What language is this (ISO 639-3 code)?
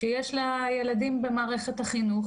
heb